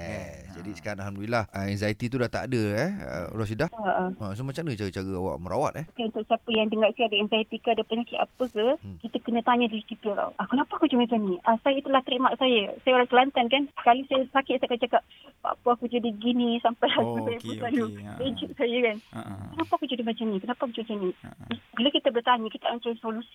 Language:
Malay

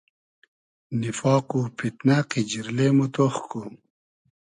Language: Hazaragi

